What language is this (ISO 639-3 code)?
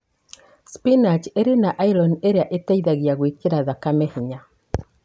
kik